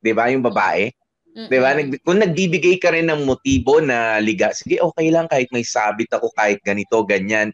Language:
Filipino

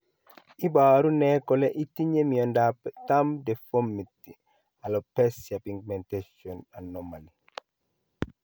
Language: Kalenjin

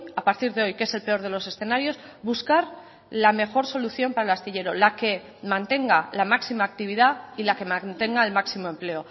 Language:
Spanish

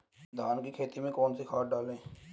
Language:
Hindi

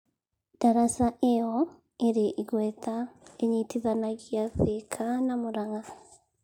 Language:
Kikuyu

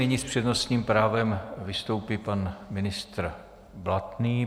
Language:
Czech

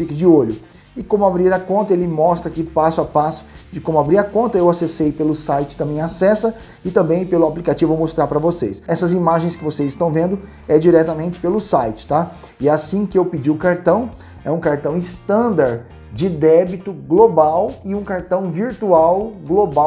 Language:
Portuguese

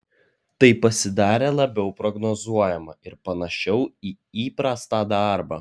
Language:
Lithuanian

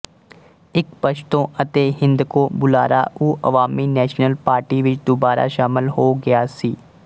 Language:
Punjabi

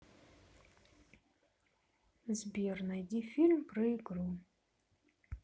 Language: Russian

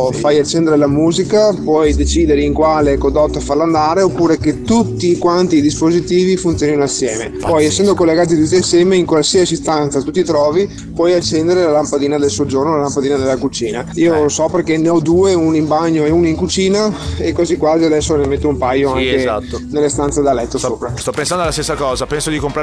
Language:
Italian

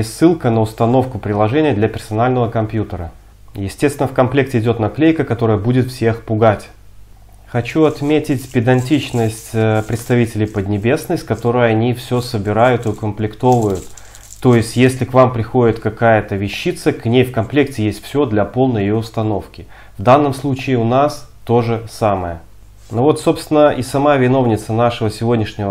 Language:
Russian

